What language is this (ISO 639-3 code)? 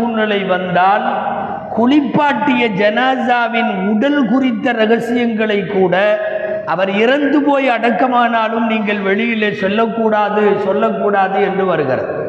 tam